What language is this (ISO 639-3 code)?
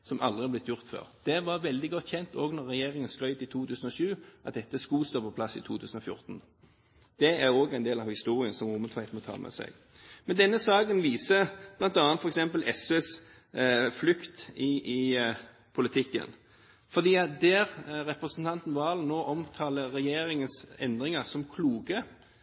nob